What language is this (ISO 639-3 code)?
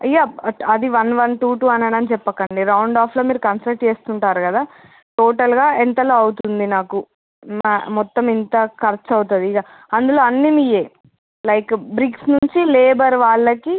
tel